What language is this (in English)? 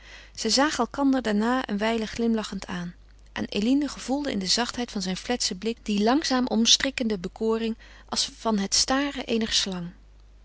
Dutch